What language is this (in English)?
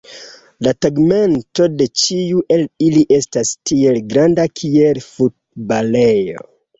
Esperanto